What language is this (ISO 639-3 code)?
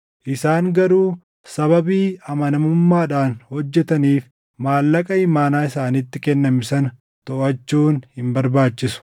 orm